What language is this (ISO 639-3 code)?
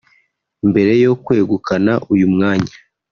kin